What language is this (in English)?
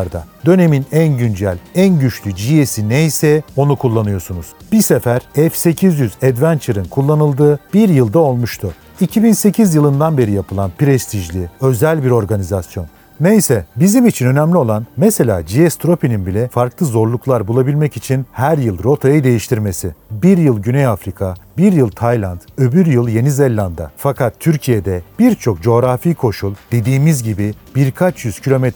Turkish